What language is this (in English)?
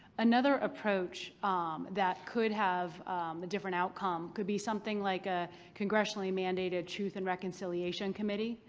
English